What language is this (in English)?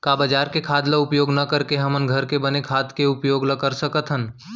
Chhattisgarhi